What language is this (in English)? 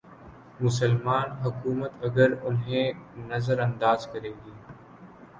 Urdu